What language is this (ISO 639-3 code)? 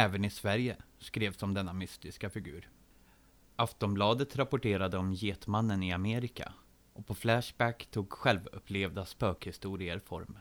swe